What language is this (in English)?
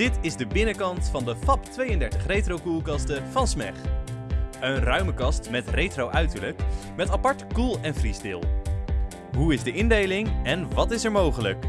Dutch